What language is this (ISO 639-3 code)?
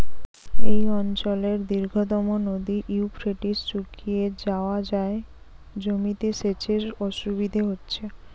ben